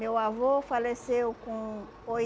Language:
Portuguese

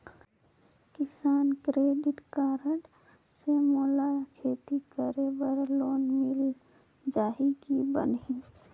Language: Chhattisgarhi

